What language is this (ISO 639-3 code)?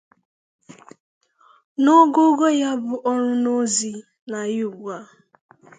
ibo